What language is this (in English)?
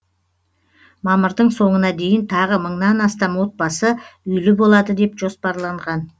Kazakh